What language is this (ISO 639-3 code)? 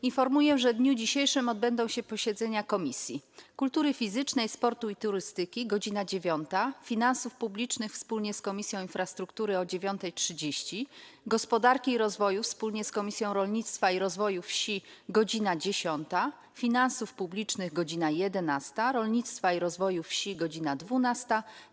pol